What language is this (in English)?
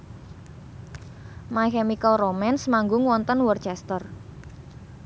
Javanese